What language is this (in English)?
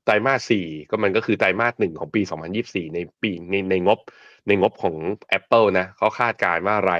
Thai